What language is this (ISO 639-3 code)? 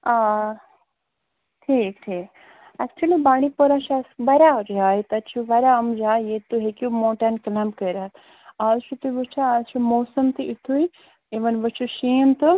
kas